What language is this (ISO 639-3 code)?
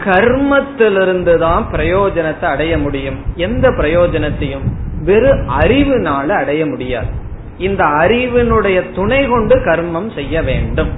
tam